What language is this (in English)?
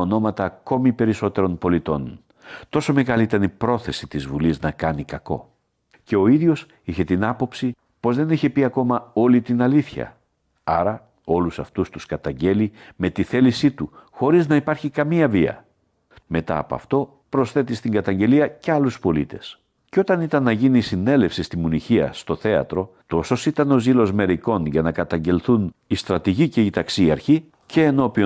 Greek